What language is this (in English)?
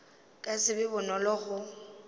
Northern Sotho